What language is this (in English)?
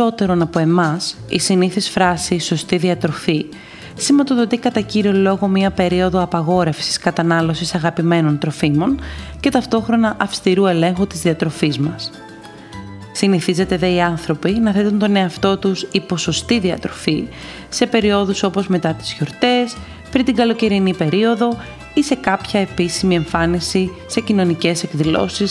Greek